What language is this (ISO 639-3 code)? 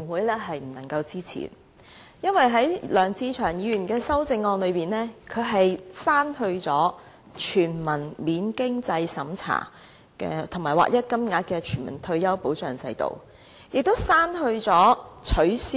yue